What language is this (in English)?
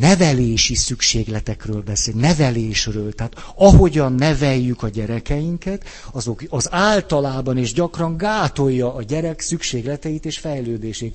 Hungarian